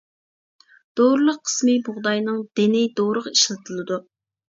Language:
Uyghur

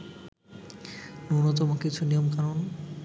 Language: Bangla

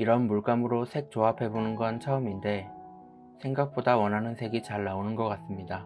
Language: Korean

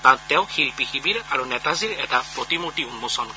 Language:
Assamese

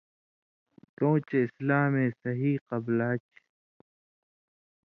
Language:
Indus Kohistani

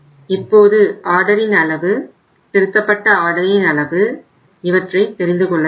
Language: Tamil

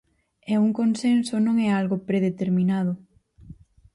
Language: Galician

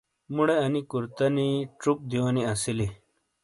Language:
Shina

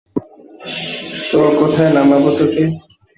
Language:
Bangla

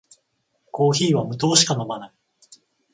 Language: Japanese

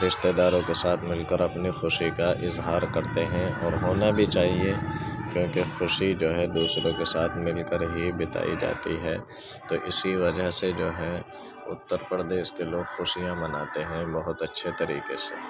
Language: Urdu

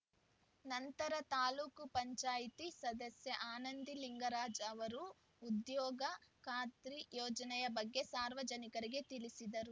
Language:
Kannada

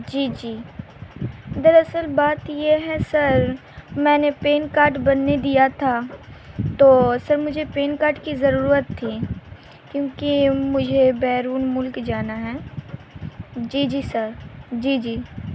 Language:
Urdu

